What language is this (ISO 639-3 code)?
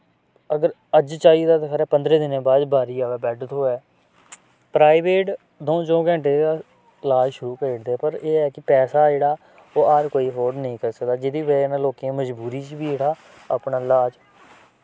doi